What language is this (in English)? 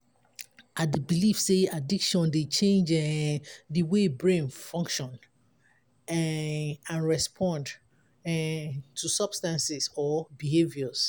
Nigerian Pidgin